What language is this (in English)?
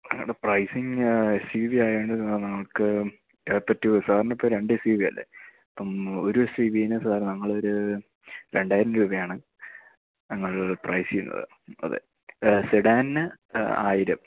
Malayalam